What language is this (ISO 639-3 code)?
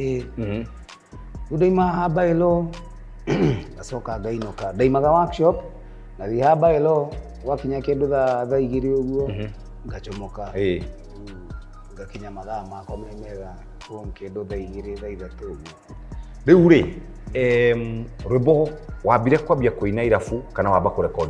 swa